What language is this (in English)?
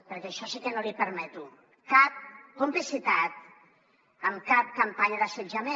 Catalan